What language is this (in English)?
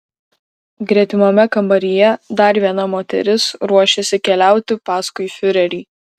Lithuanian